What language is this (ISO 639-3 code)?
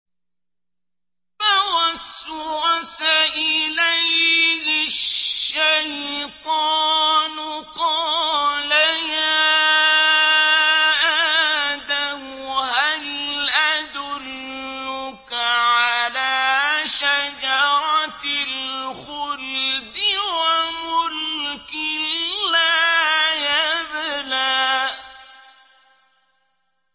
ara